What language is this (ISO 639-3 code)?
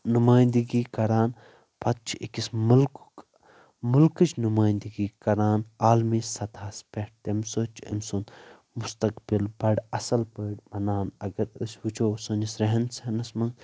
kas